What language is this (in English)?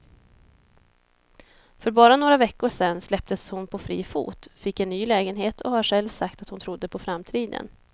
Swedish